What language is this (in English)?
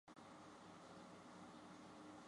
Chinese